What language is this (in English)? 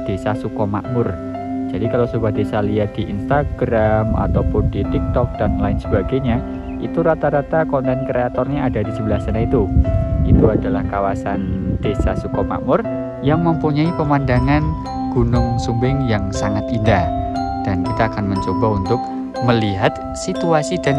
Indonesian